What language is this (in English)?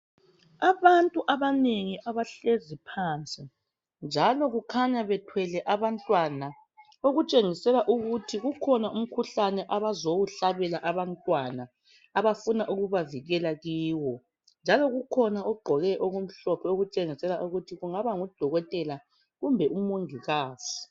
North Ndebele